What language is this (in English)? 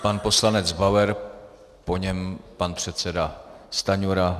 Czech